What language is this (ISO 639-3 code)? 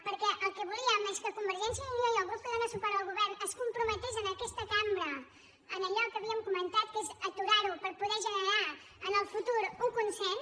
cat